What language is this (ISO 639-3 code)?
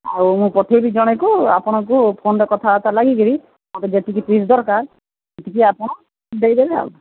ori